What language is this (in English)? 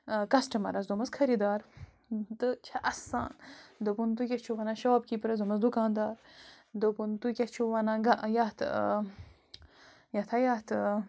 Kashmiri